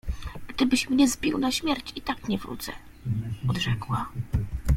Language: Polish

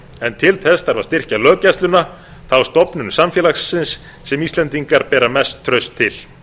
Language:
Icelandic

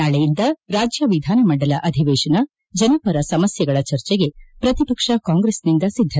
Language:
Kannada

